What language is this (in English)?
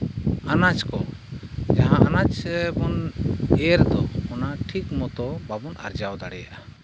Santali